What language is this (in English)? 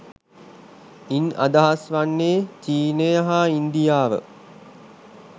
Sinhala